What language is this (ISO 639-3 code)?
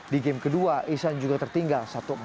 ind